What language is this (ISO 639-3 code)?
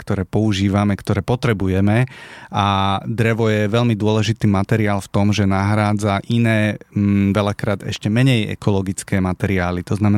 slk